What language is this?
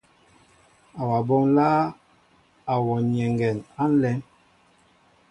Mbo (Cameroon)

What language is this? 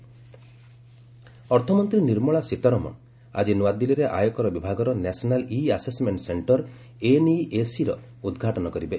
Odia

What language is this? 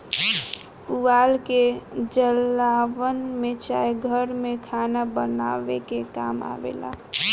Bhojpuri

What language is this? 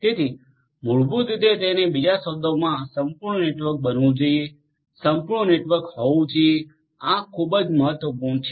Gujarati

